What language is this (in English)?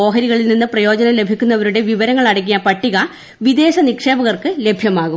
Malayalam